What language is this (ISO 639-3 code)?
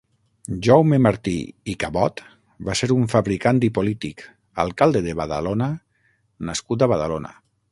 cat